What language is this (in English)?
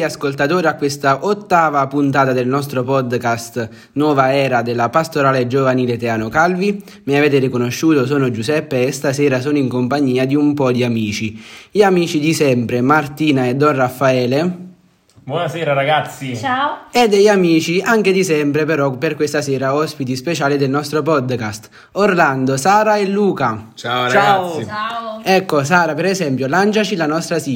Italian